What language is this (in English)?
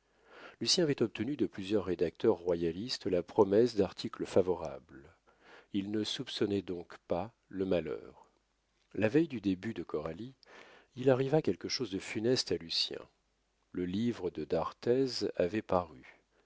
French